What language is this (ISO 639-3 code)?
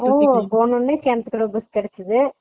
tam